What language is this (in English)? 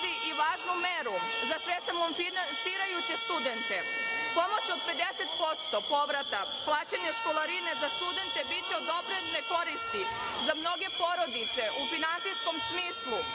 Serbian